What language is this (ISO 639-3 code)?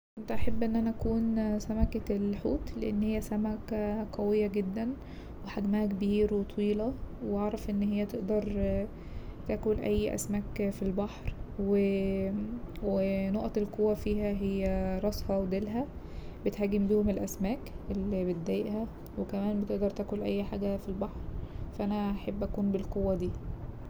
arz